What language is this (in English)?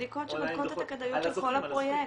Hebrew